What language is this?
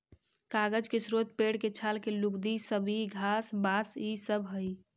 Magahi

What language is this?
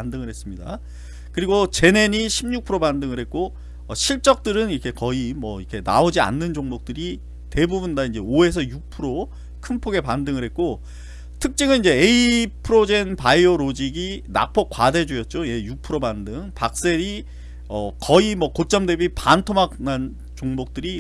Korean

